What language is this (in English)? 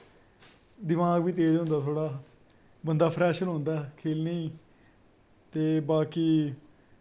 Dogri